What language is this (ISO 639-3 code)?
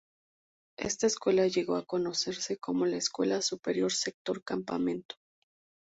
spa